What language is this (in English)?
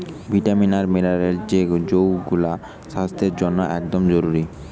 Bangla